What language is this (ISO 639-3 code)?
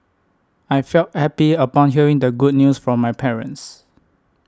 eng